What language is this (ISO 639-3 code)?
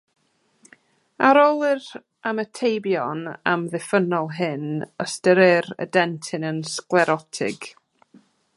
cym